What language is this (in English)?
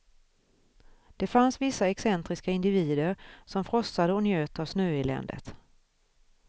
Swedish